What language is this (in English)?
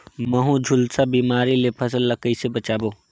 Chhattisgarhi